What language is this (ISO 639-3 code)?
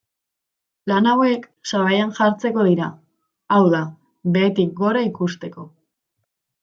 eus